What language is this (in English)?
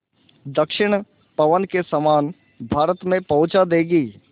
Hindi